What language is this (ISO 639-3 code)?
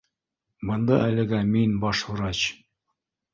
bak